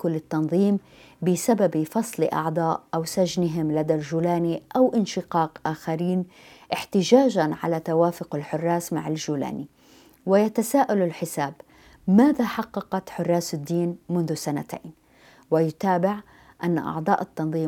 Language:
Arabic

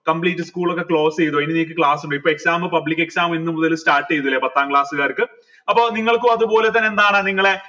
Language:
Malayalam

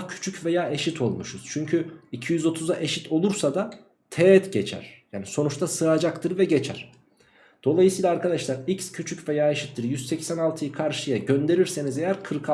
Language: Turkish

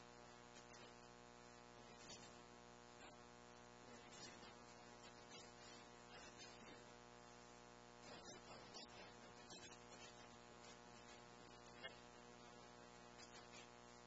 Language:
English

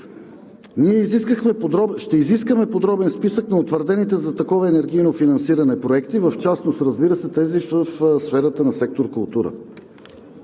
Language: Bulgarian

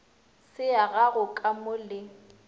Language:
Northern Sotho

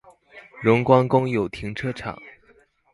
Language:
Chinese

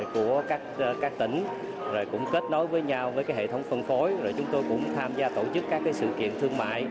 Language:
Vietnamese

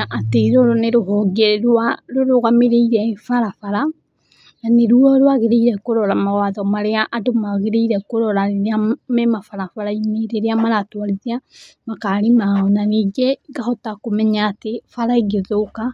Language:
Kikuyu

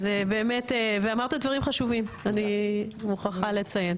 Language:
Hebrew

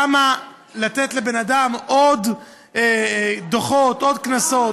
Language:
Hebrew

